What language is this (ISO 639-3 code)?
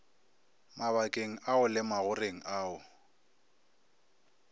nso